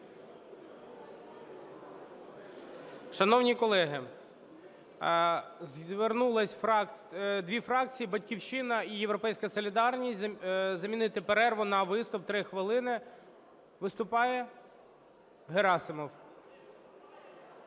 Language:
Ukrainian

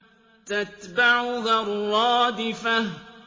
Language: Arabic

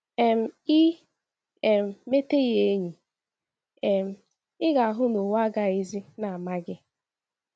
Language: Igbo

